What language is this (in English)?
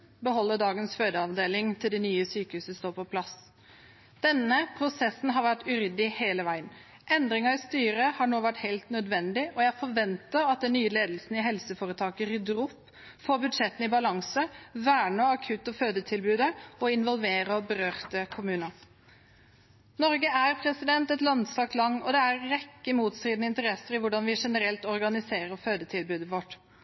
Norwegian Bokmål